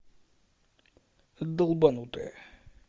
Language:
Russian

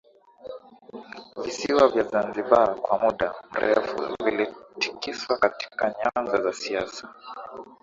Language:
Swahili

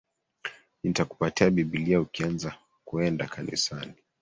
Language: Swahili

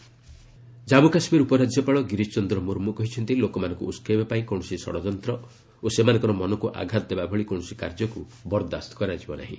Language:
Odia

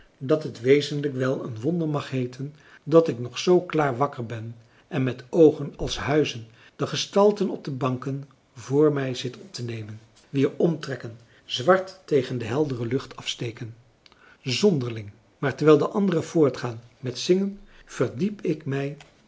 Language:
Dutch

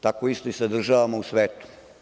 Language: Serbian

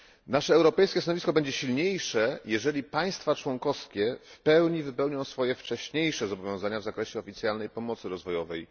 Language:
Polish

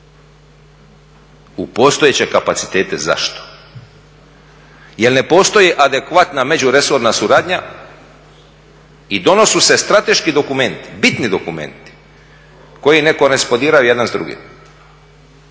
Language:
Croatian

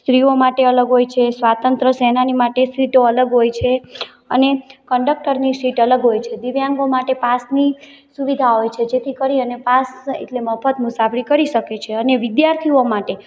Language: Gujarati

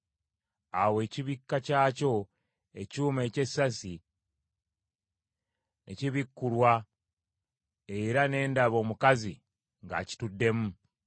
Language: Ganda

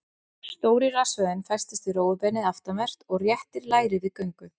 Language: Icelandic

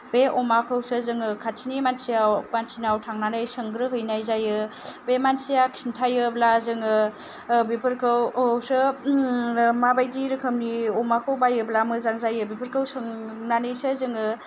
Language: Bodo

